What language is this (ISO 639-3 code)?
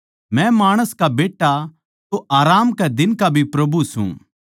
bgc